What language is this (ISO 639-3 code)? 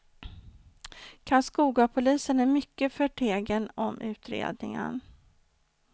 swe